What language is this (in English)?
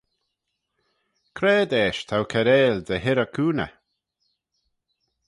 Manx